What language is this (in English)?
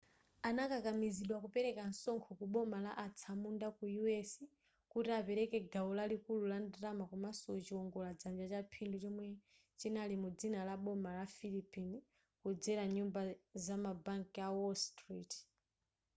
Nyanja